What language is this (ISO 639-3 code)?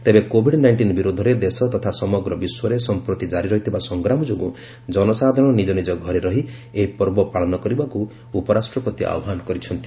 ori